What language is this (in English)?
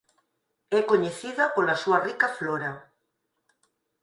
Galician